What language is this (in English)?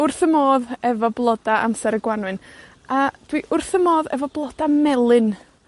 Welsh